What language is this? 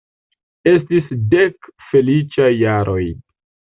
Esperanto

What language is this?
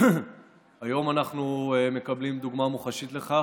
Hebrew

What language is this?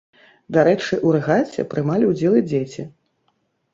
Belarusian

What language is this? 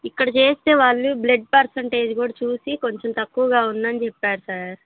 Telugu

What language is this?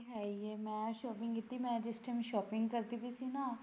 Punjabi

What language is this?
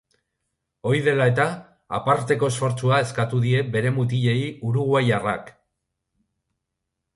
Basque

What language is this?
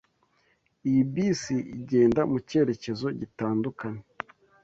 Kinyarwanda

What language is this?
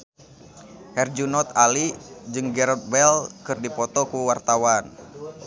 Sundanese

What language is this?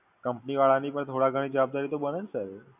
Gujarati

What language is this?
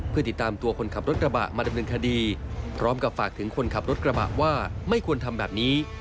Thai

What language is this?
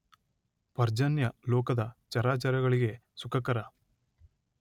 Kannada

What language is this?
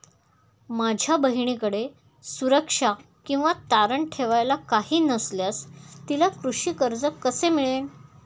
Marathi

